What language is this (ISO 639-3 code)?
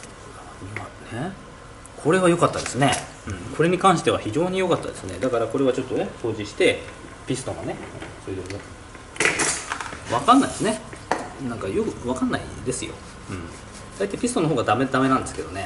jpn